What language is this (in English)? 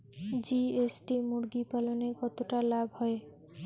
Bangla